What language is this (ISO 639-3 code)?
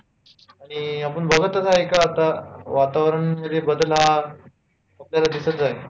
mar